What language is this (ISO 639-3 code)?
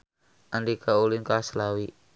sun